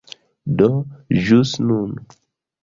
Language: Esperanto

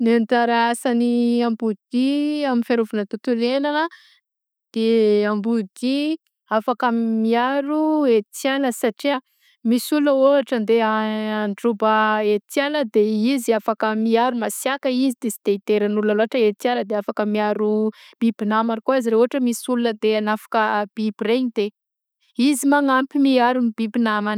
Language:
Southern Betsimisaraka Malagasy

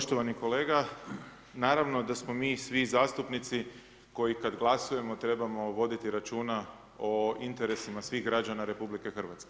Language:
Croatian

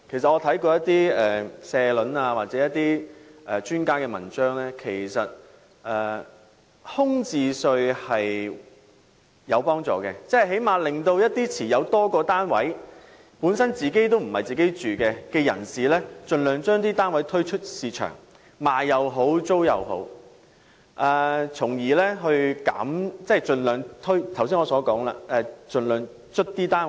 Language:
Cantonese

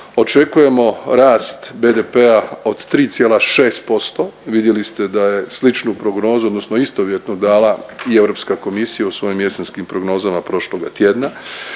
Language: Croatian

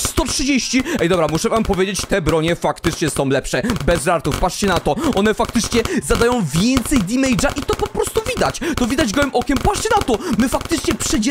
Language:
Polish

